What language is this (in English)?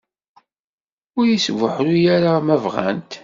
Kabyle